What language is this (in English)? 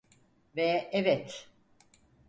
Turkish